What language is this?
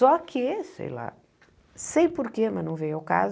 Portuguese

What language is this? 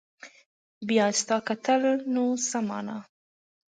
Pashto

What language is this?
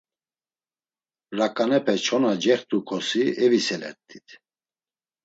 Laz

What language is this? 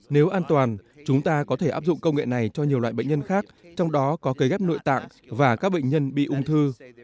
Vietnamese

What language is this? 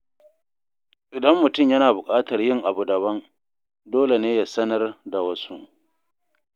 Hausa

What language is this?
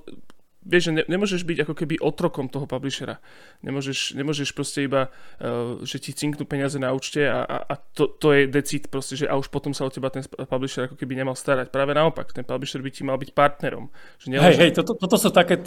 Slovak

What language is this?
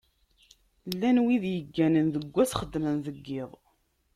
Kabyle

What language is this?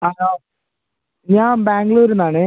Malayalam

